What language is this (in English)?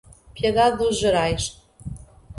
Portuguese